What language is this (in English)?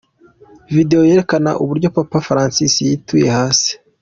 Kinyarwanda